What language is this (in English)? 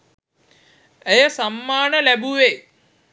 Sinhala